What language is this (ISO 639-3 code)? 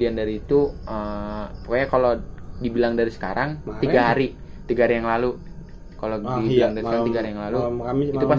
ind